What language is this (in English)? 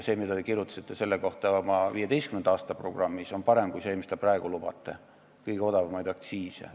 Estonian